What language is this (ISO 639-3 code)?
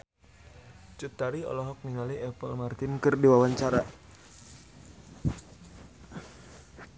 sun